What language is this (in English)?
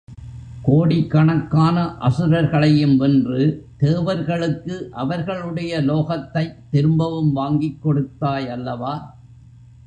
Tamil